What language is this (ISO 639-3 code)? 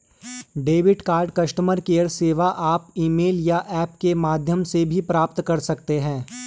hin